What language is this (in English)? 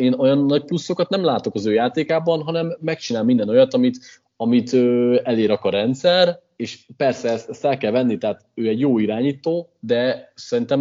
Hungarian